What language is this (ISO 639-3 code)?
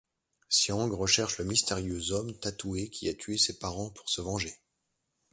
fra